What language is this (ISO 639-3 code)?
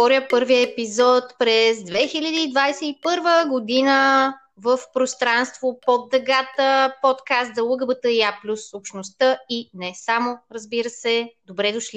bul